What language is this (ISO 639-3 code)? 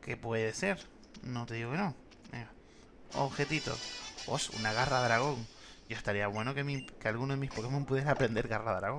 spa